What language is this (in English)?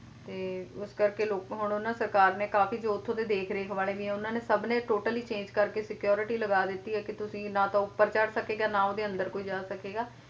Punjabi